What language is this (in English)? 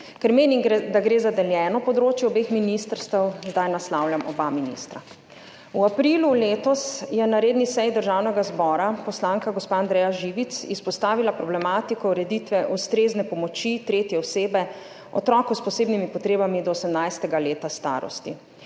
Slovenian